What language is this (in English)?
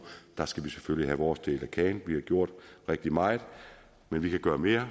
Danish